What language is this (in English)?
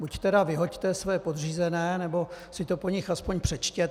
Czech